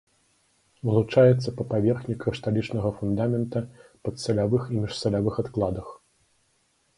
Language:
Belarusian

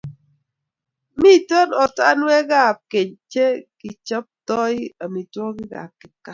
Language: Kalenjin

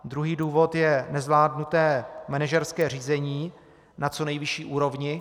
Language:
Czech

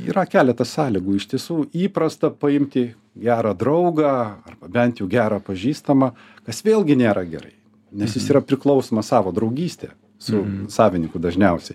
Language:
Lithuanian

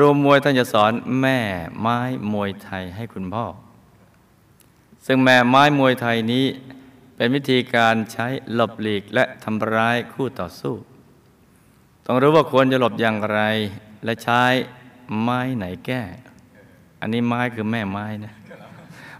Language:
Thai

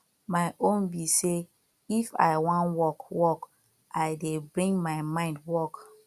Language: Nigerian Pidgin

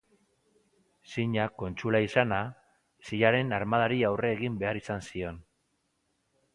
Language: Basque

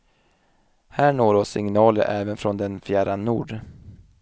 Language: Swedish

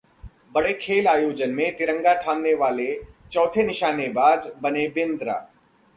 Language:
Hindi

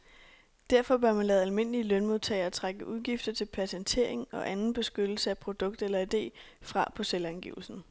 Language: Danish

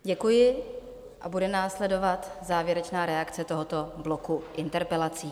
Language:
Czech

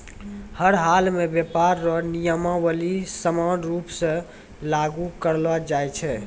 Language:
Maithili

